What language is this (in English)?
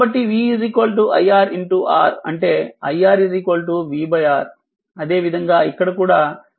Telugu